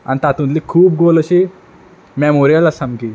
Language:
Konkani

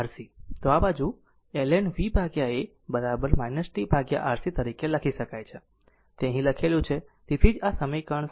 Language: Gujarati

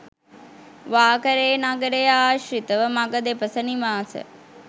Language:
Sinhala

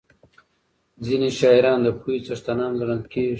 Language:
Pashto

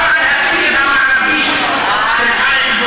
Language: Hebrew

